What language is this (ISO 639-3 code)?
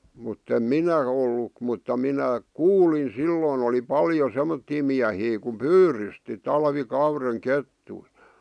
fin